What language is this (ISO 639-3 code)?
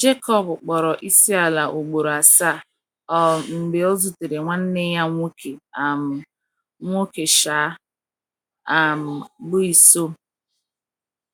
ibo